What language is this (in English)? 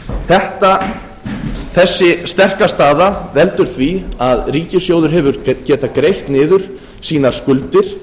Icelandic